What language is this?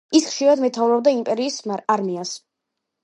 Georgian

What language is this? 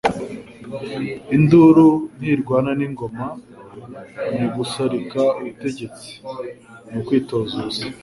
Kinyarwanda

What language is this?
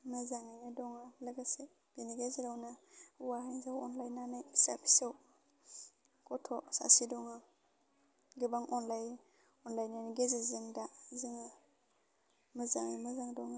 Bodo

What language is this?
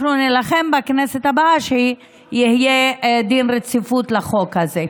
Hebrew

